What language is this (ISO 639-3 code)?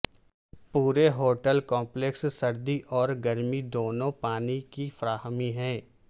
urd